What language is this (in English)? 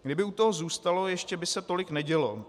Czech